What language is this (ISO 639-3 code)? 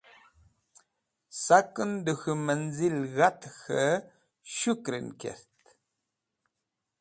wbl